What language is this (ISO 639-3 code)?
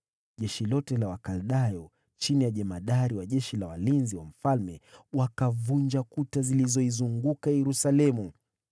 swa